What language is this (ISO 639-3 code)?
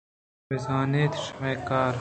bgp